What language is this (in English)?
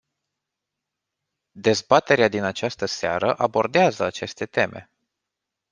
Romanian